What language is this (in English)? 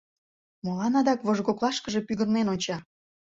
Mari